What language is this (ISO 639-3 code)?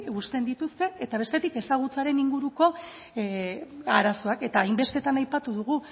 eus